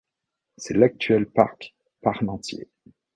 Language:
French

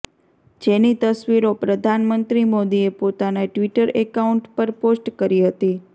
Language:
Gujarati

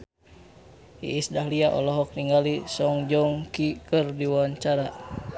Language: Sundanese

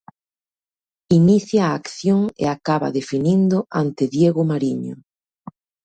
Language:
Galician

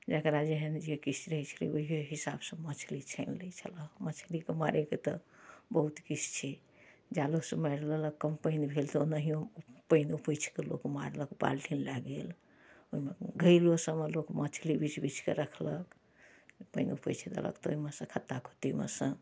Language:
Maithili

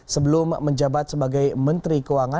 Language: Indonesian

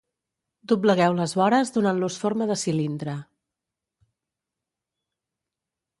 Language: Catalan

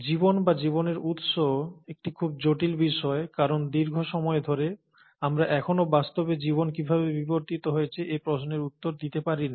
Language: Bangla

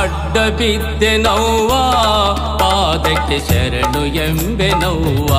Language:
Turkish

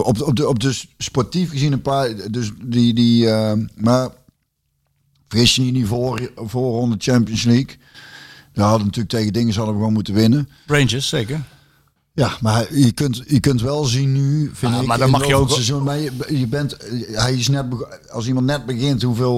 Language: Dutch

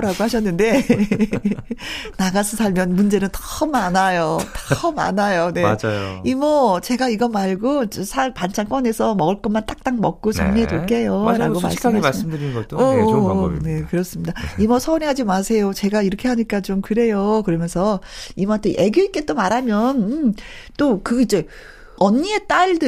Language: Korean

